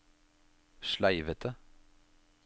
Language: Norwegian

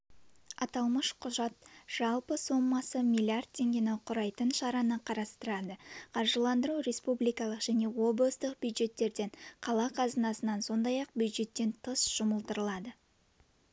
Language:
Kazakh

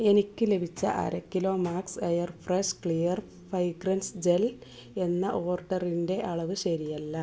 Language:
Malayalam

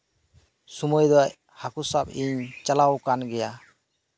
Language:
Santali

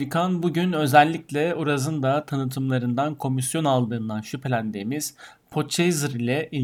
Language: Turkish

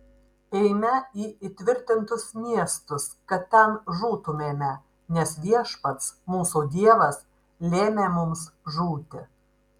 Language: Lithuanian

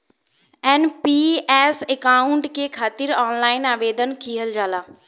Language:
Bhojpuri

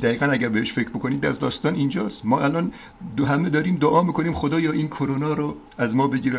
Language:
Persian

